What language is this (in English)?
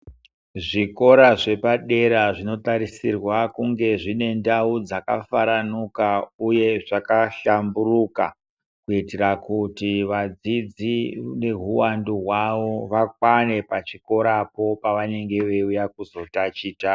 Ndau